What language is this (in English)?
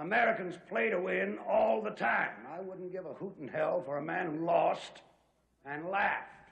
English